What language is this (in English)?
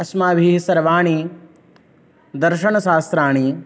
Sanskrit